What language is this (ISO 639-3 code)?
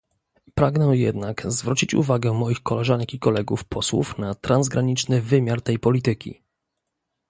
pol